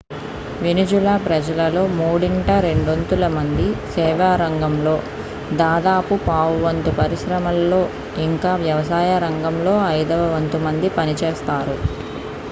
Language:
Telugu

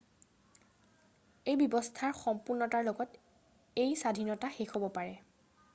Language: Assamese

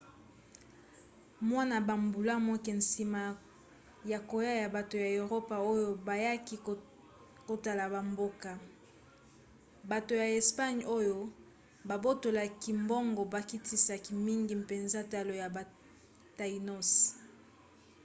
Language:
Lingala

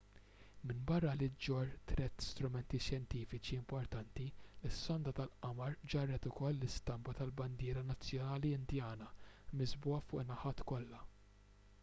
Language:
Maltese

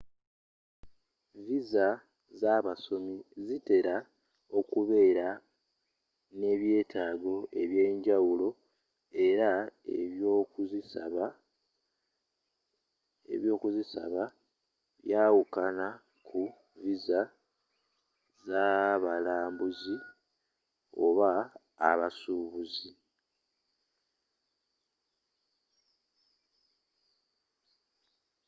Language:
Ganda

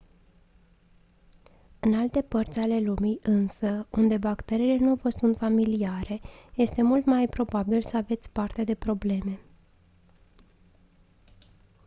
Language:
Romanian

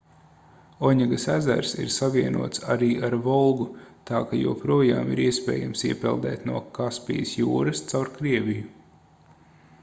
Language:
Latvian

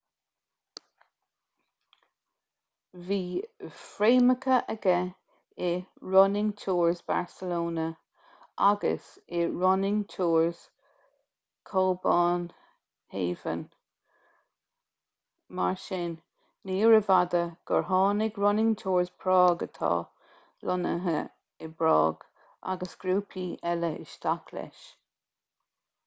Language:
Irish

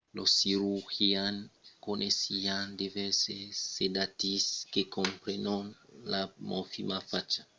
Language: Occitan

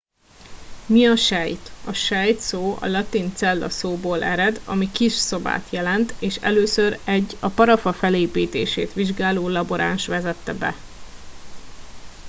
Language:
Hungarian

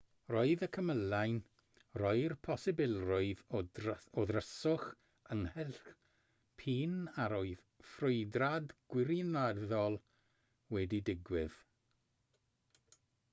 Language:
Welsh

